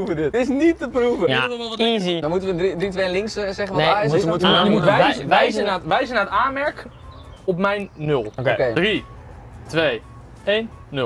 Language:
Dutch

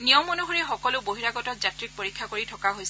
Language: Assamese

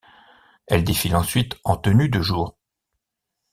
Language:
French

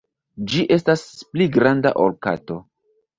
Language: Esperanto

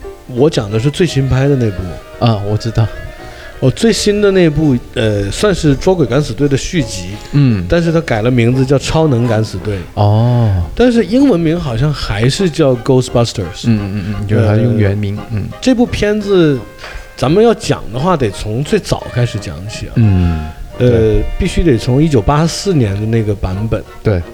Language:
Chinese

